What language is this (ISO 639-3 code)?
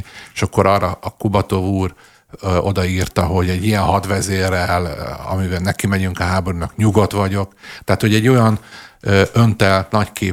hun